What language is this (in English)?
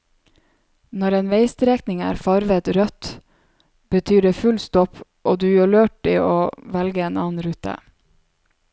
Norwegian